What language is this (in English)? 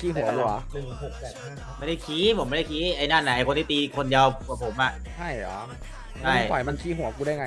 Thai